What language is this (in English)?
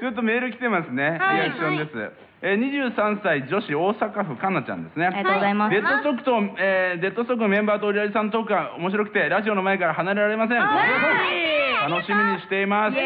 Japanese